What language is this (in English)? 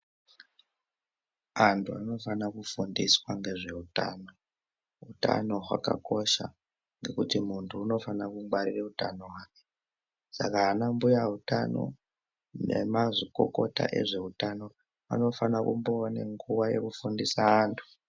Ndau